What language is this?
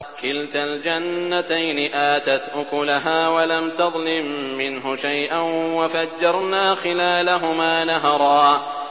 Arabic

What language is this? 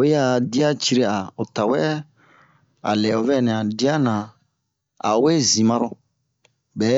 Bomu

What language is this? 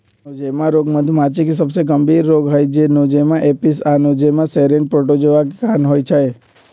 Magahi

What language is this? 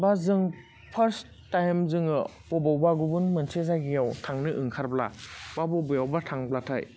Bodo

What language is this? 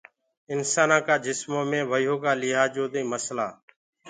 Gurgula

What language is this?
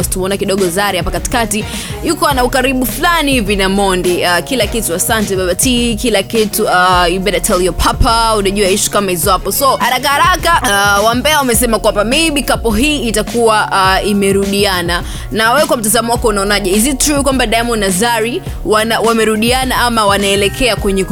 Swahili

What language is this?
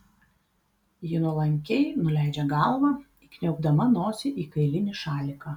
Lithuanian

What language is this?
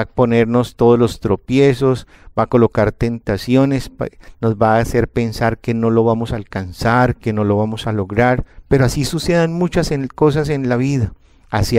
Spanish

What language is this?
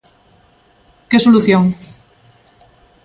Galician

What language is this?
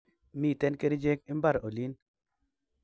Kalenjin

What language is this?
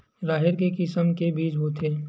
Chhattisgarhi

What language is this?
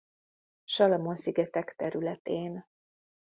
Hungarian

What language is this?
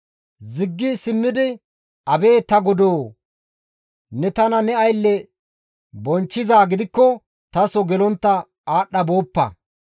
Gamo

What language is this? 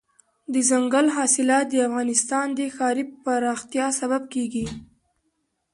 Pashto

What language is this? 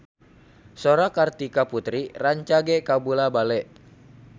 Sundanese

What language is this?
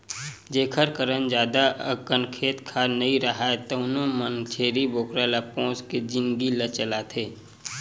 Chhattisgarhi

